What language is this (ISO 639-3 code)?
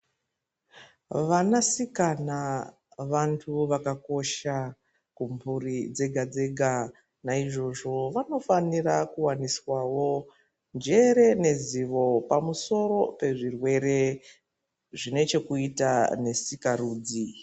ndc